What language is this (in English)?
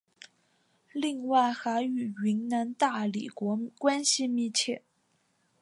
Chinese